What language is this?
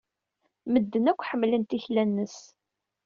Kabyle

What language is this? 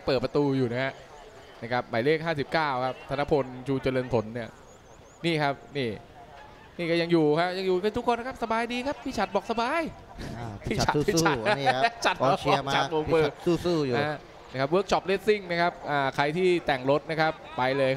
Thai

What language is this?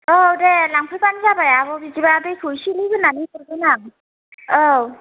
Bodo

